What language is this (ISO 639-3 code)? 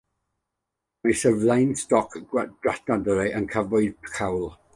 cym